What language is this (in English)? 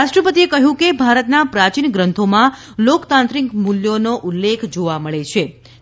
Gujarati